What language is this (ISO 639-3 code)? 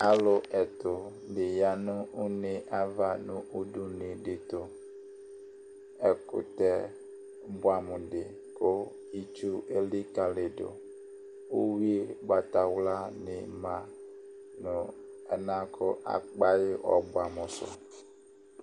kpo